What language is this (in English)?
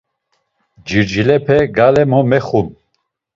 Laz